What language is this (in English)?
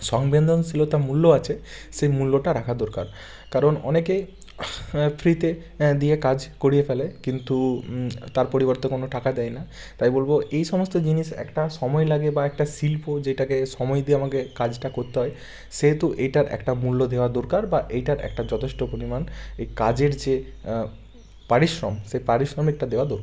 Bangla